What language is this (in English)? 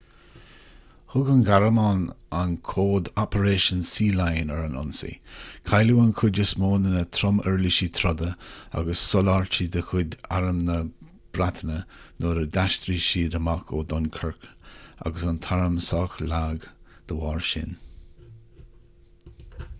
Irish